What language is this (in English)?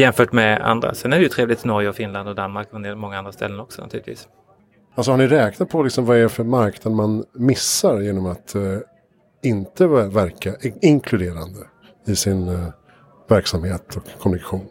Swedish